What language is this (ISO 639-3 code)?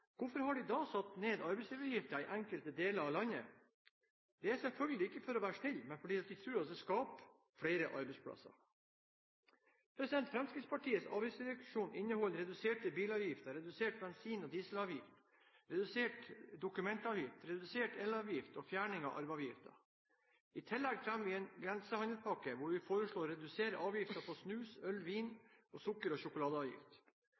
nob